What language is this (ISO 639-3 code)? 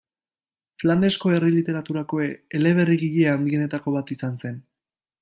eus